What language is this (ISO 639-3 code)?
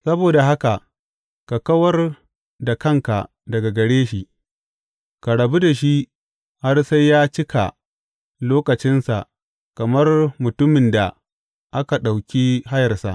hau